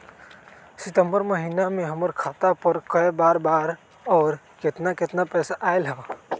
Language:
Magahi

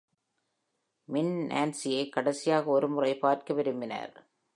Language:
Tamil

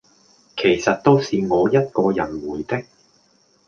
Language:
Cantonese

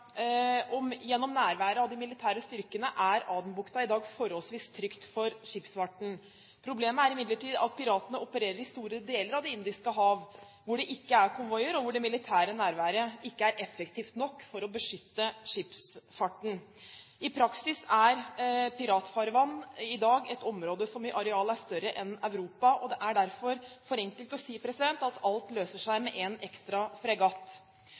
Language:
Norwegian Bokmål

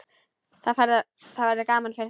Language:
Icelandic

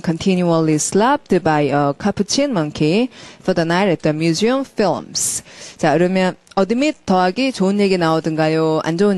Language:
Korean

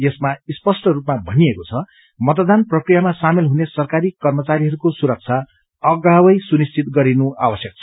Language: Nepali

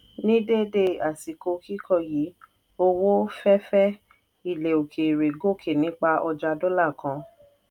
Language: Yoruba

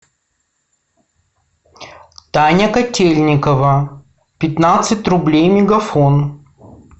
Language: Russian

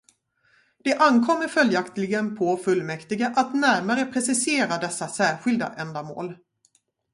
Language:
Swedish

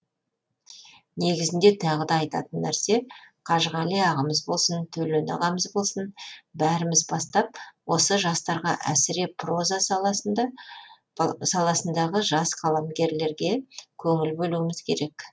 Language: Kazakh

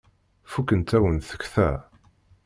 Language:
Kabyle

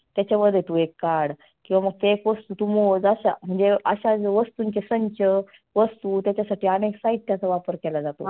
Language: Marathi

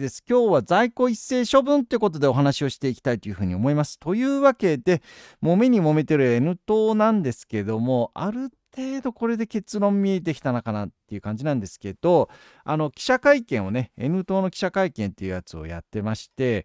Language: Japanese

